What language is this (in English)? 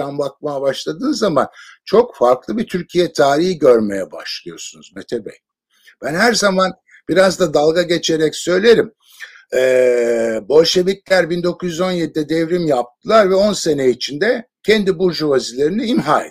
Turkish